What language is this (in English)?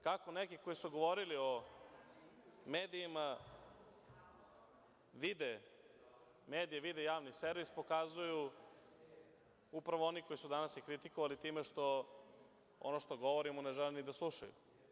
Serbian